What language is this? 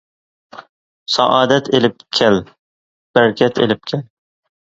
Uyghur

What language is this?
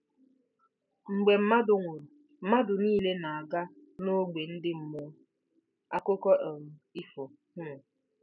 Igbo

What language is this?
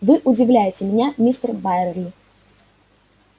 Russian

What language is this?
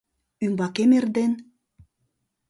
Mari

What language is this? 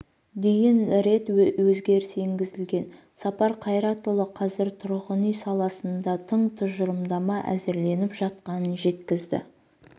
Kazakh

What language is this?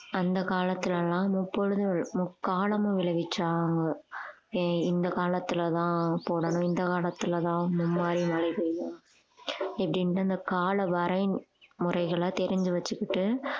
Tamil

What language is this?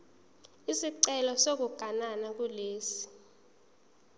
Zulu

